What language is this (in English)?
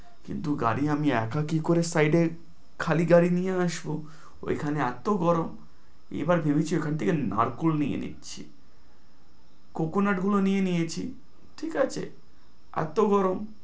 Bangla